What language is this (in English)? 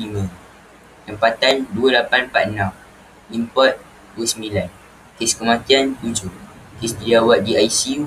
Malay